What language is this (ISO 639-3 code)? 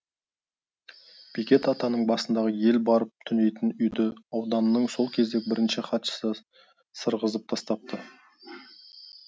kaz